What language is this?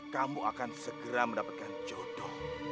Indonesian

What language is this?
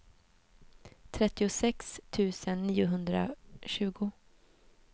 Swedish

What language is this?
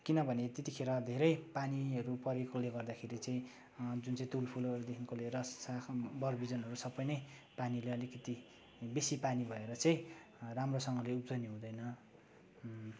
Nepali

